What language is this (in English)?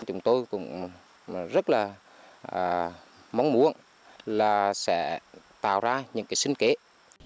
Vietnamese